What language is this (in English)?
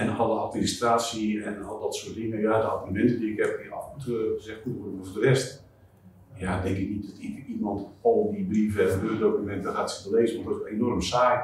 Dutch